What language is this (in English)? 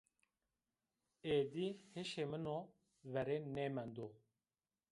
Zaza